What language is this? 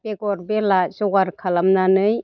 Bodo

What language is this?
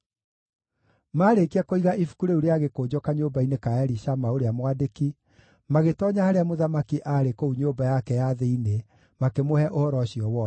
Kikuyu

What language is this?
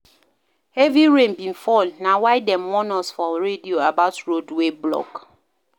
Nigerian Pidgin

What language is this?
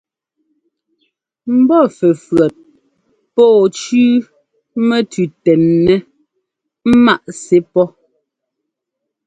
Ngomba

